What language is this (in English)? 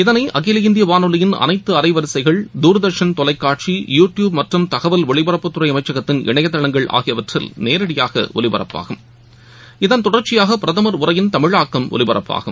Tamil